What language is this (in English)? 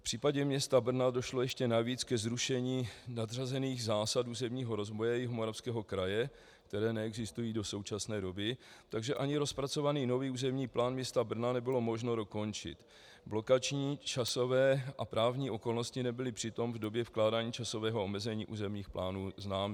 Czech